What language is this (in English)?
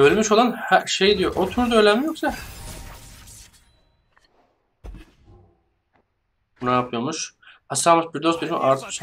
Turkish